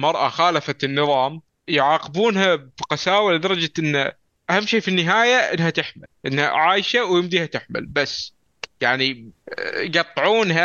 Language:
Arabic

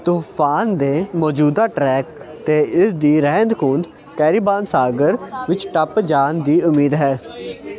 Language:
Punjabi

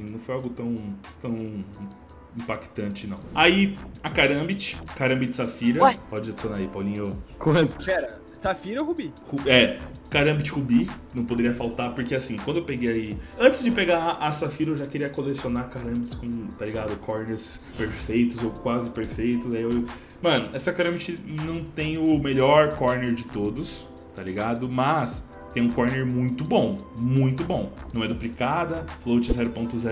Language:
Portuguese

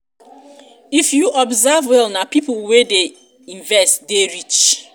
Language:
Nigerian Pidgin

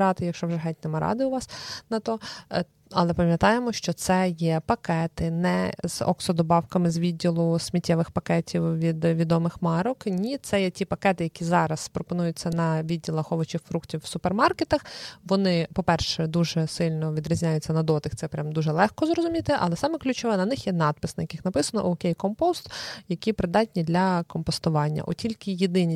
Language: Ukrainian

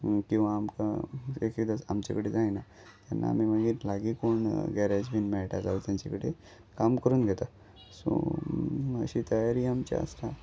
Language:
Konkani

